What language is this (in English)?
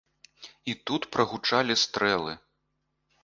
Belarusian